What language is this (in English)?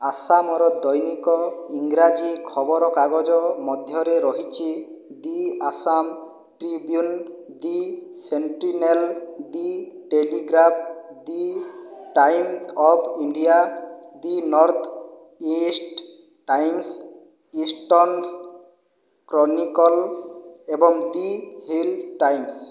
Odia